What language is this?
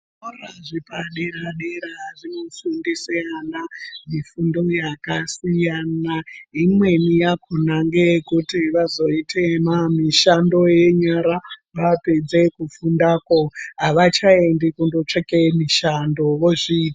Ndau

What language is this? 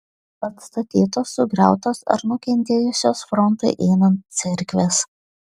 Lithuanian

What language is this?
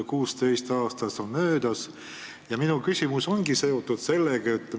Estonian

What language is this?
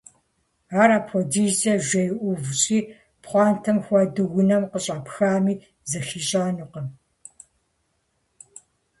Kabardian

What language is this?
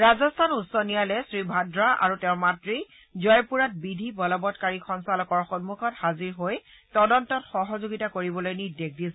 Assamese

